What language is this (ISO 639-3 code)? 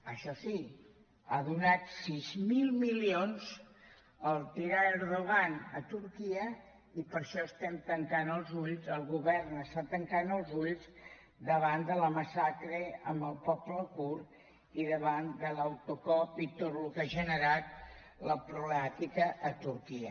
cat